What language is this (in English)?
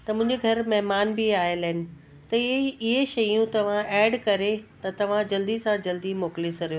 Sindhi